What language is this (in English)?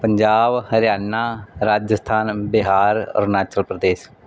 Punjabi